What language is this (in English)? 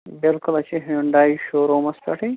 Kashmiri